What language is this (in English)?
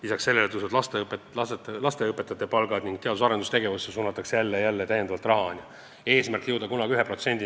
Estonian